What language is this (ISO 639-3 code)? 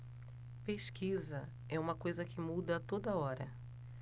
por